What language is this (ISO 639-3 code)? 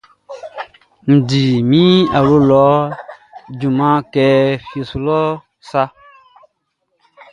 bci